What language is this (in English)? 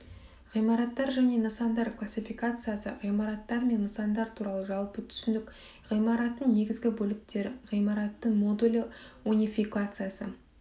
Kazakh